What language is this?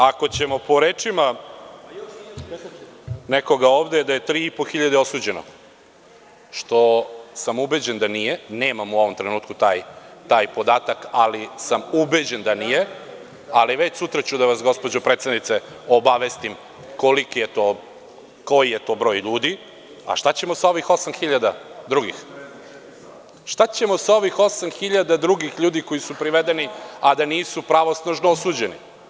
Serbian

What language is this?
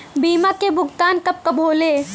Bhojpuri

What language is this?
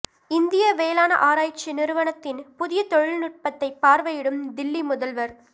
Tamil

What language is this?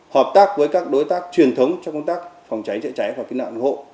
Vietnamese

